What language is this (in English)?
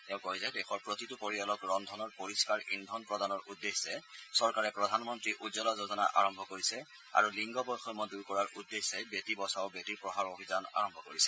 Assamese